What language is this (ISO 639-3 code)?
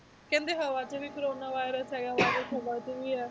pan